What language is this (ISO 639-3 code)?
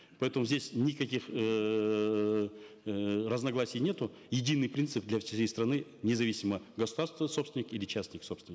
kaz